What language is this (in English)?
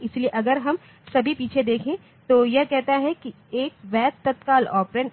Hindi